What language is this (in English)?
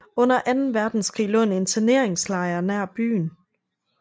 Danish